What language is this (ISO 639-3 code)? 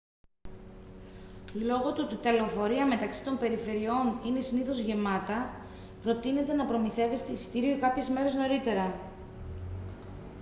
ell